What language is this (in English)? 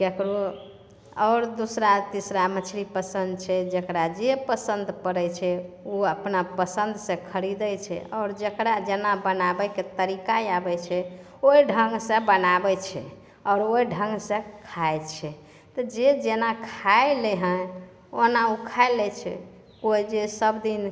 Maithili